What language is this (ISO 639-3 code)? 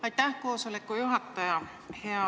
est